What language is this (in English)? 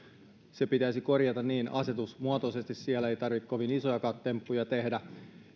Finnish